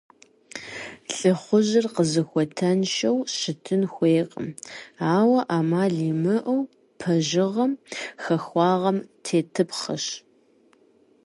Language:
Kabardian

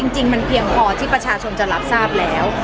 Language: Thai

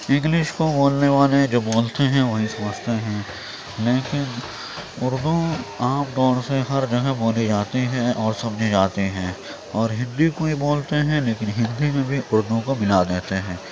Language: Urdu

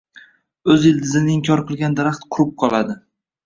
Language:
Uzbek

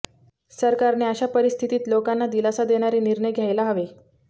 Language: Marathi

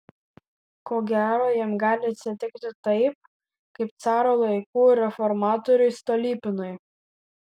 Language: Lithuanian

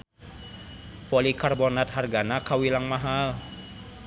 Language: Sundanese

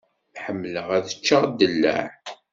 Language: Kabyle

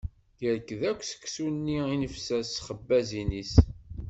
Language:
Kabyle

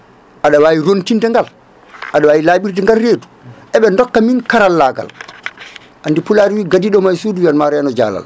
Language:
Fula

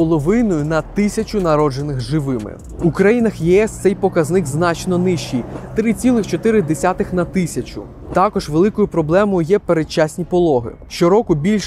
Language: Ukrainian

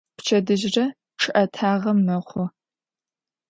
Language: Adyghe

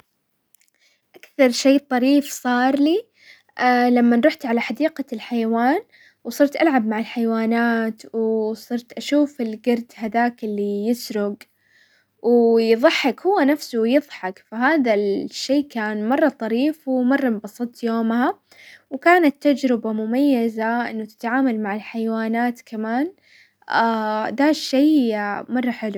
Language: Hijazi Arabic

